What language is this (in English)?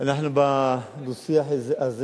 Hebrew